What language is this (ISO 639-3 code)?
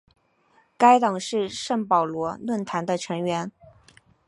zho